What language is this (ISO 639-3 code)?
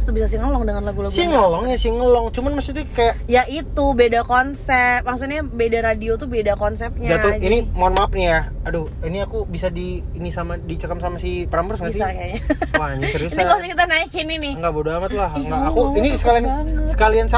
ind